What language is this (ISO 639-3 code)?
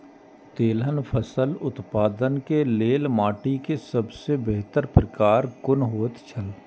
mai